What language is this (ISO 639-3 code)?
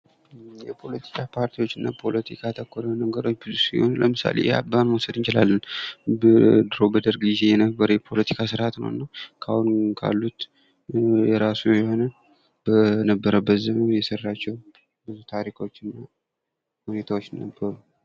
amh